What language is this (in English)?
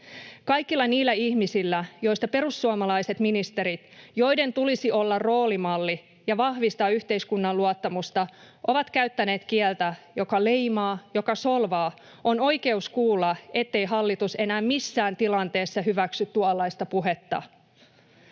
Finnish